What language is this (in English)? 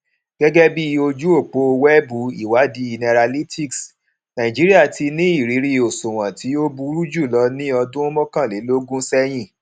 Yoruba